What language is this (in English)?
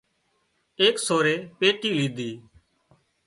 Wadiyara Koli